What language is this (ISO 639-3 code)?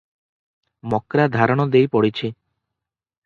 ori